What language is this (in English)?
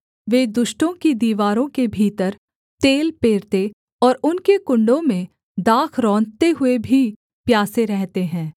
Hindi